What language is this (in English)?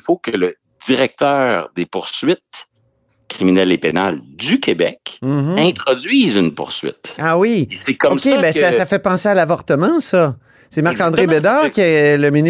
French